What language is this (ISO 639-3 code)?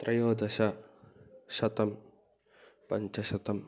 san